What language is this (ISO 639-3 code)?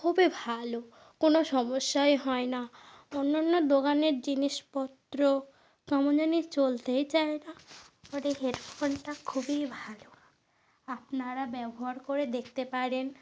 ben